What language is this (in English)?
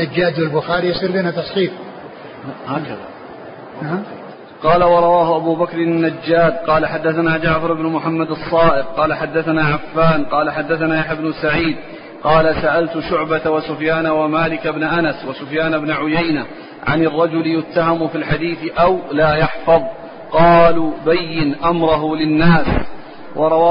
Arabic